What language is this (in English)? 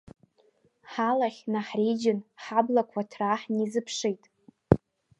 Abkhazian